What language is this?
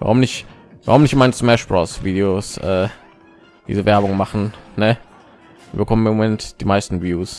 German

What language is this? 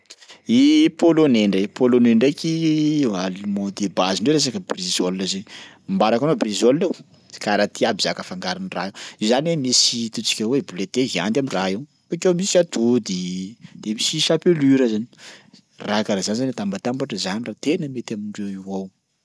Sakalava Malagasy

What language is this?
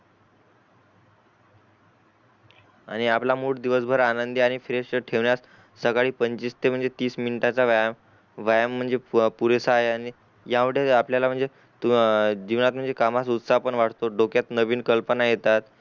Marathi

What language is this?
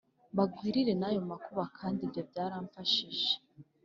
Kinyarwanda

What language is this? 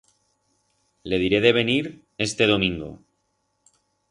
Aragonese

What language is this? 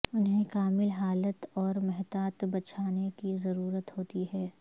Urdu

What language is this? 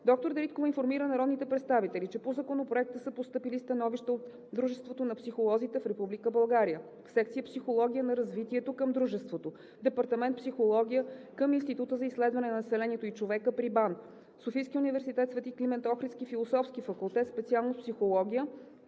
Bulgarian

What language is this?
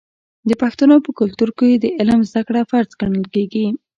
Pashto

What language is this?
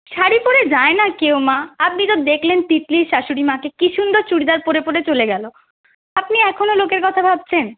Bangla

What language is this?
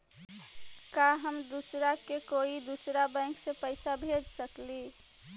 Magahi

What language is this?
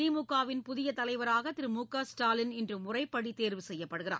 Tamil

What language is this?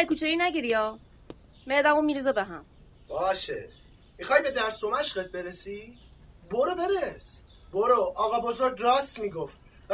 Persian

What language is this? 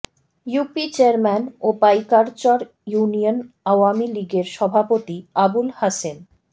Bangla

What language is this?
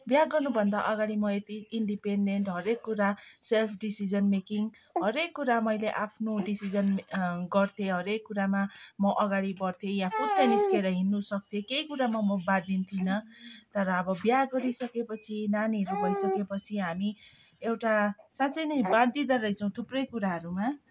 Nepali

